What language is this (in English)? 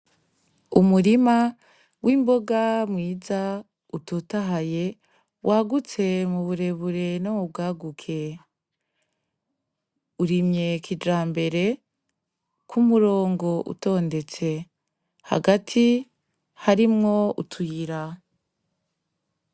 Rundi